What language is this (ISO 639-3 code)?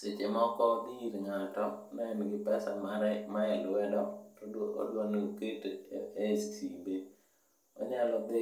luo